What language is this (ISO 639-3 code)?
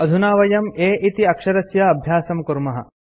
san